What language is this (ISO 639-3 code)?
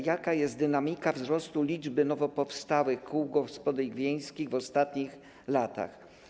pol